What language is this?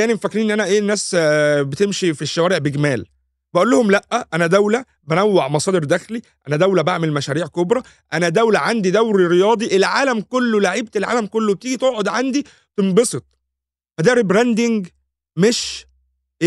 Arabic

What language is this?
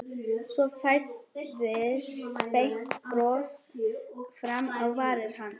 Icelandic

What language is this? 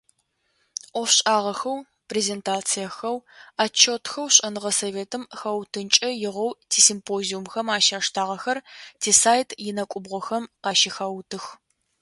Adyghe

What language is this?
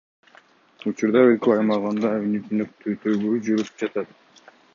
Kyrgyz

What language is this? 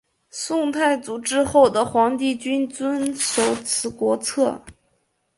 Chinese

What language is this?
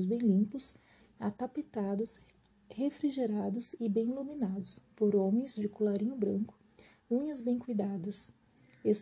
Portuguese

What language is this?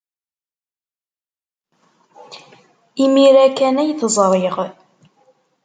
Kabyle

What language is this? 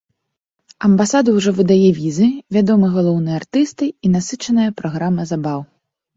Belarusian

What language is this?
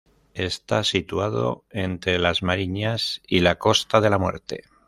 Spanish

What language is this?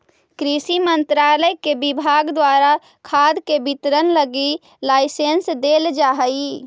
Magahi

